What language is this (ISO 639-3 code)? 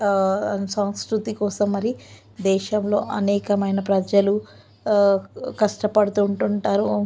tel